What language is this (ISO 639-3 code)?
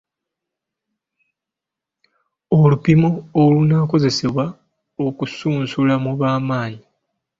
lug